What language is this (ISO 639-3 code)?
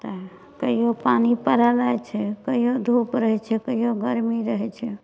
mai